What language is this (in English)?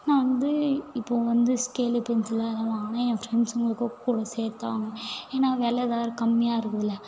Tamil